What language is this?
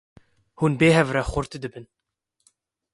Kurdish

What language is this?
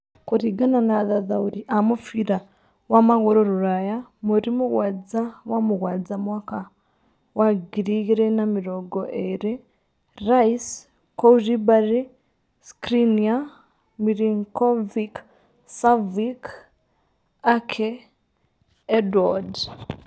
Kikuyu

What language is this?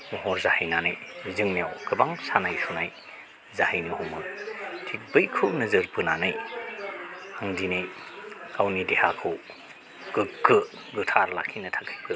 Bodo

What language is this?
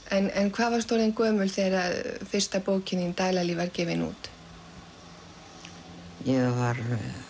Icelandic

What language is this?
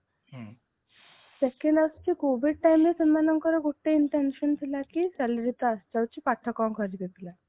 Odia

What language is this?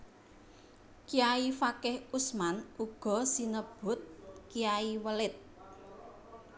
Javanese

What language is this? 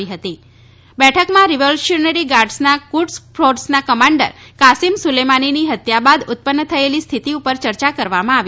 Gujarati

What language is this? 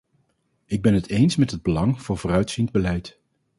Dutch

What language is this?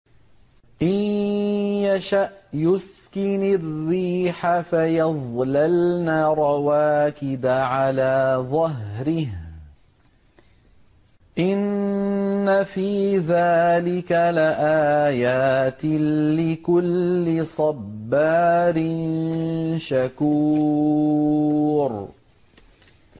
Arabic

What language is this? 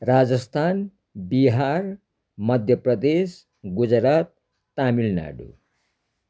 Nepali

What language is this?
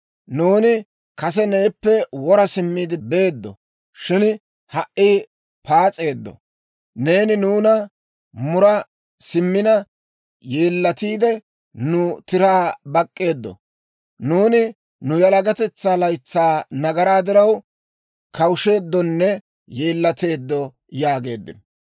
Dawro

